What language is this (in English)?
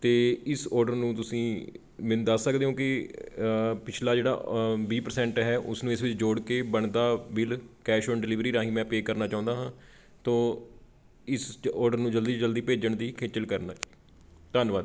Punjabi